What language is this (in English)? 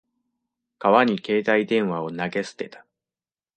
Japanese